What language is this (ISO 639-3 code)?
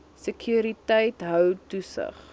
afr